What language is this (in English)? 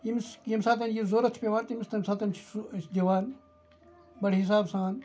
Kashmiri